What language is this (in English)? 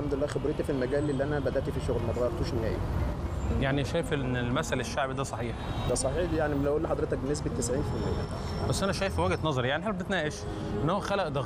Arabic